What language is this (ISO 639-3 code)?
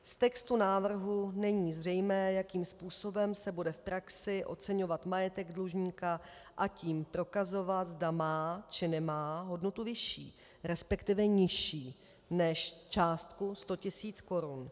ces